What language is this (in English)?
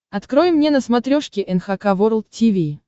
Russian